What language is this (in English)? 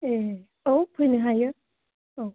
Bodo